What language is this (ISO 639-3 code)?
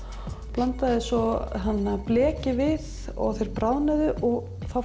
isl